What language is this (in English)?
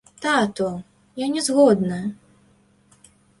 Belarusian